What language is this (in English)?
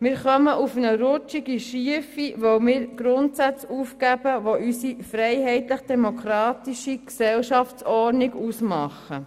Swiss German